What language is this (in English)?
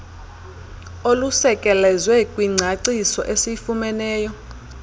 Xhosa